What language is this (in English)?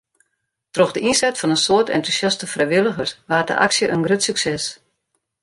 Western Frisian